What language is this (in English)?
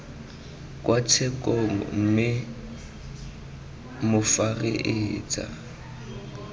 Tswana